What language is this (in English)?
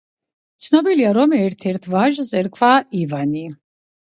Georgian